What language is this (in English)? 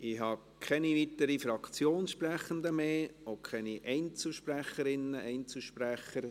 Swiss German